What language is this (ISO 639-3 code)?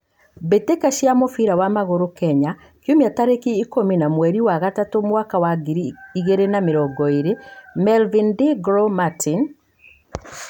kik